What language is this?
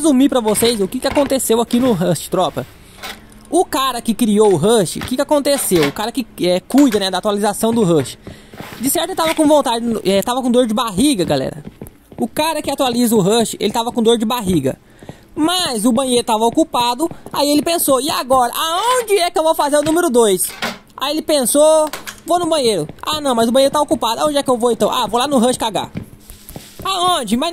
Portuguese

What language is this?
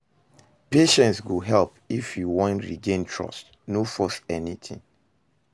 Nigerian Pidgin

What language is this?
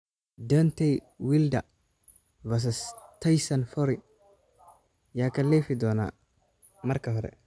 Somali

